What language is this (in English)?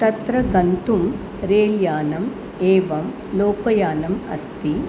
Sanskrit